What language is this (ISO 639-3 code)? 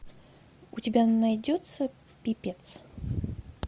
rus